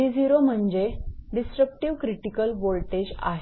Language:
Marathi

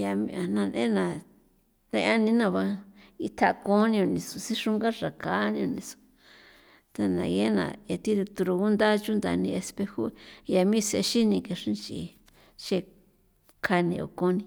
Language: San Felipe Otlaltepec Popoloca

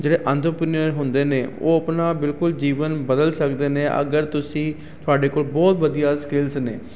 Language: Punjabi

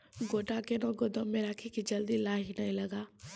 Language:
Maithili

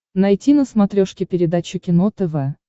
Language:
Russian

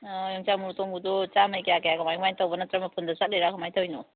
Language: Manipuri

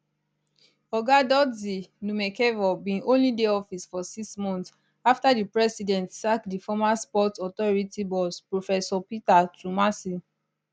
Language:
Nigerian Pidgin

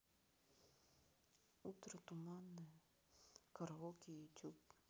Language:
Russian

